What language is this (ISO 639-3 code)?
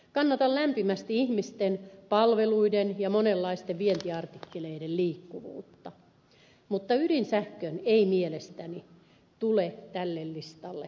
fin